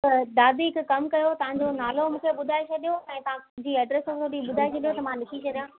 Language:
Sindhi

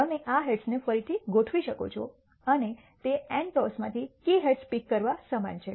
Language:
Gujarati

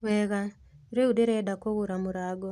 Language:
Kikuyu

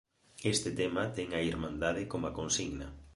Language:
Galician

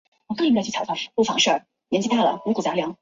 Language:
Chinese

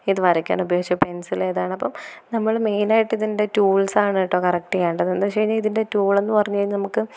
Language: Malayalam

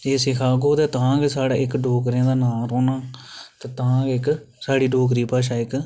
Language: Dogri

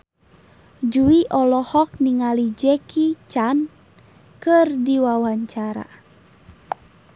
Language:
Sundanese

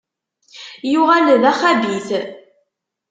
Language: Kabyle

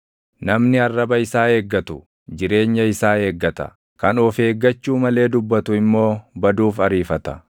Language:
Oromo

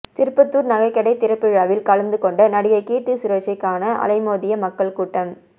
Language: Tamil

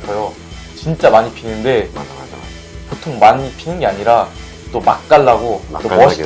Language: Korean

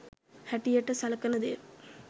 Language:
Sinhala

